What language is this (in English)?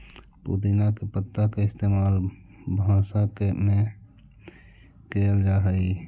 Magahi